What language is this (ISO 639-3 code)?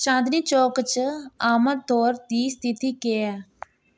doi